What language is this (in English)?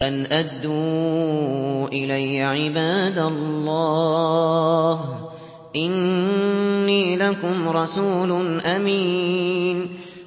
Arabic